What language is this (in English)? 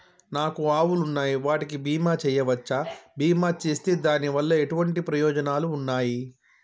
Telugu